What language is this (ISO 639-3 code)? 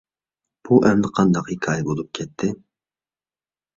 uig